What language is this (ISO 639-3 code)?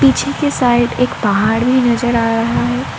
hin